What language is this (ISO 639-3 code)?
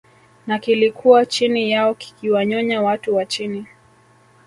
swa